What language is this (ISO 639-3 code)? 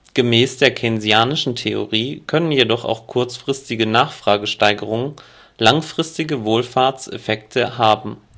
deu